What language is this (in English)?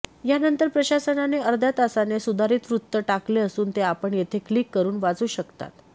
Marathi